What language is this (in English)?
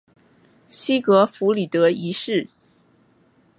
Chinese